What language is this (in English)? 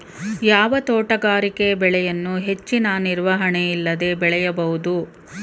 Kannada